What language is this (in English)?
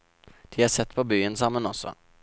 Norwegian